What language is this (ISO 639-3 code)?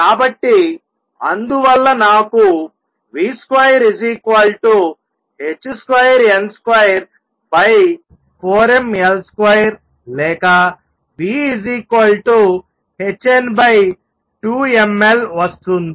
tel